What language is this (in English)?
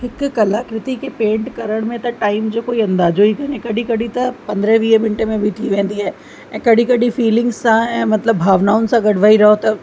Sindhi